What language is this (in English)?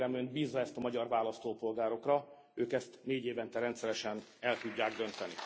Hungarian